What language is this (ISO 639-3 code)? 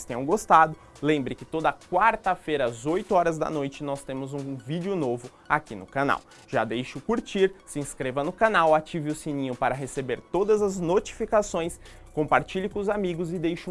por